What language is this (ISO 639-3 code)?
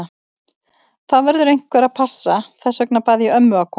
isl